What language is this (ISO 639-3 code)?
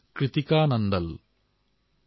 asm